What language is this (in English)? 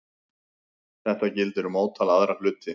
Icelandic